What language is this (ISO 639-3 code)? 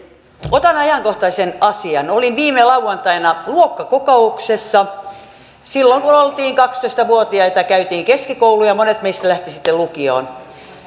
fin